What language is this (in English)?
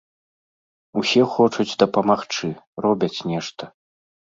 Belarusian